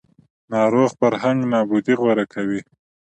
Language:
Pashto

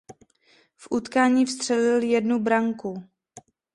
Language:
Czech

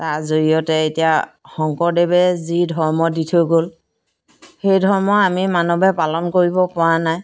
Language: Assamese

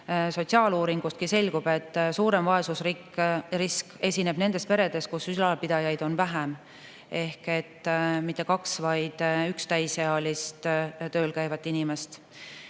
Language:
Estonian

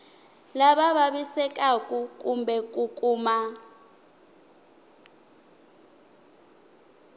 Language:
Tsonga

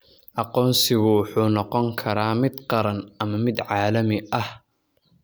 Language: Somali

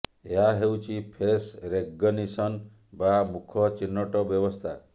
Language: Odia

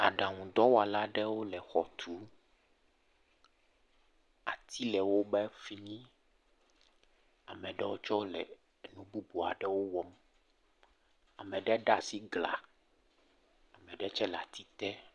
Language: Ewe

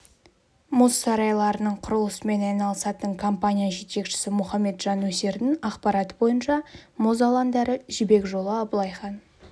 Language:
Kazakh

